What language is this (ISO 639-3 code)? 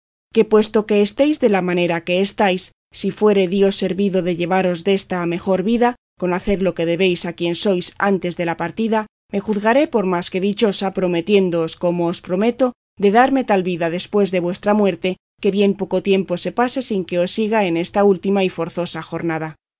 spa